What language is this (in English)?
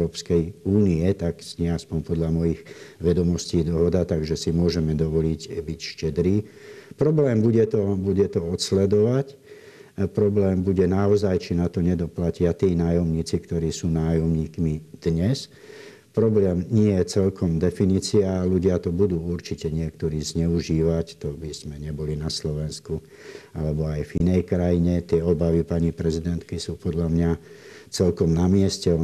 Slovak